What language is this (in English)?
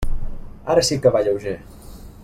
Catalan